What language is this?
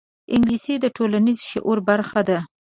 Pashto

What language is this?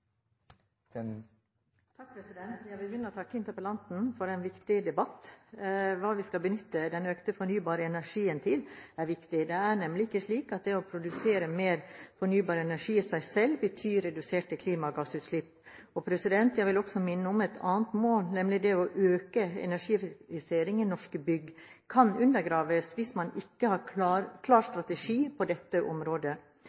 Norwegian Bokmål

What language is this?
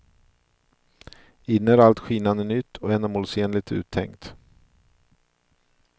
Swedish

